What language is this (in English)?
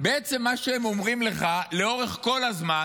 Hebrew